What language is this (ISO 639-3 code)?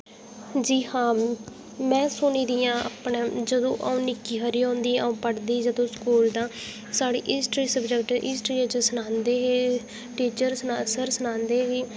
doi